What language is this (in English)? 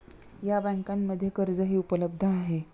Marathi